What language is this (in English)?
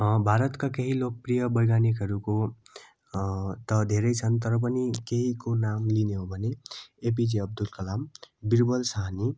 Nepali